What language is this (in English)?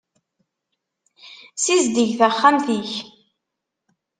Kabyle